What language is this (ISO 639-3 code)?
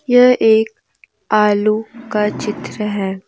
hin